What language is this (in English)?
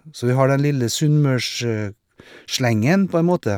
Norwegian